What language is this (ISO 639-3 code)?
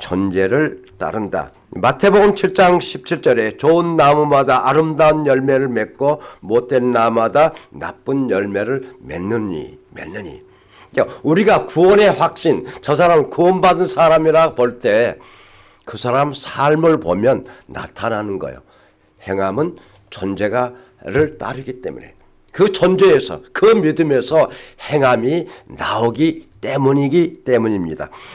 kor